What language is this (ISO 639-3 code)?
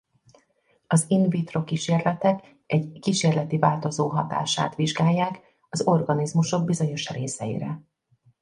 hun